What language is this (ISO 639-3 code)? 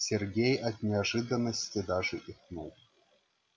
rus